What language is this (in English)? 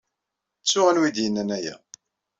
Kabyle